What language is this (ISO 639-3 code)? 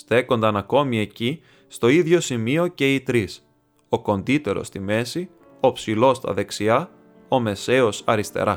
ell